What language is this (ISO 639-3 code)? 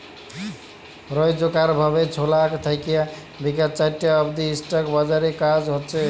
ben